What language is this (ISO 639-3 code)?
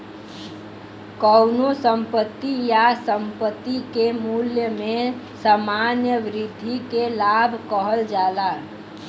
bho